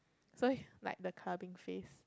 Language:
English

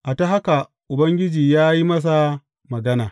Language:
Hausa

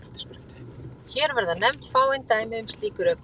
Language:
Icelandic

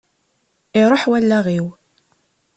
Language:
Kabyle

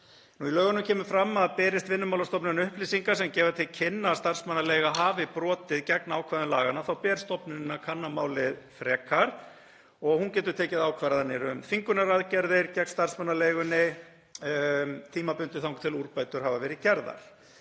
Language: Icelandic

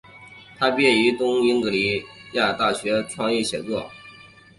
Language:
Chinese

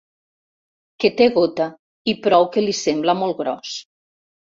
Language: Catalan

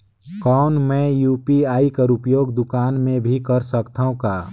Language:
Chhattisgarhi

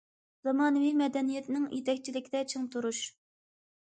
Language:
Uyghur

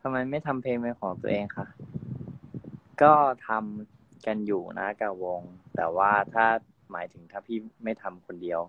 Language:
Thai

